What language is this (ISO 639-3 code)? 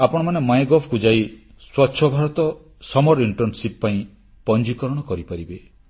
ori